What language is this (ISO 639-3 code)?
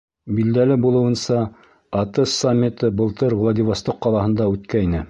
bak